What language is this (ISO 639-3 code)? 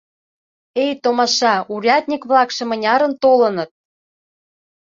chm